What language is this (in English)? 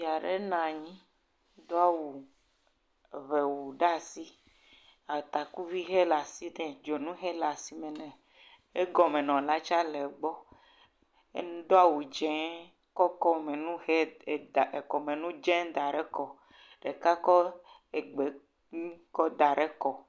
Ewe